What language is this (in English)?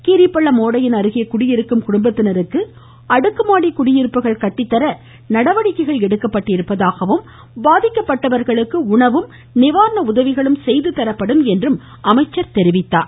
Tamil